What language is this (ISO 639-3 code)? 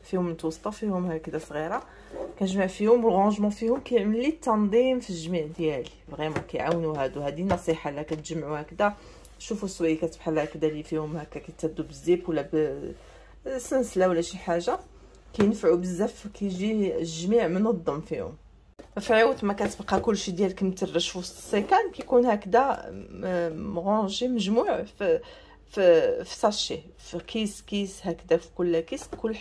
ara